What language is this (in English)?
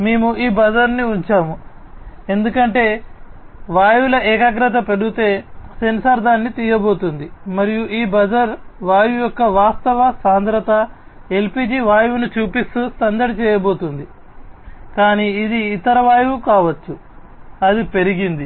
Telugu